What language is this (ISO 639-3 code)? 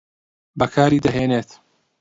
ckb